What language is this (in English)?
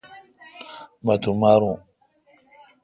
Kalkoti